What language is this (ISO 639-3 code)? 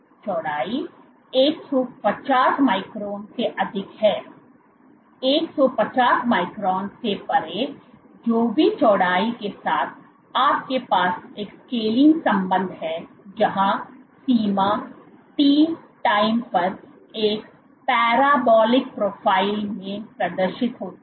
hin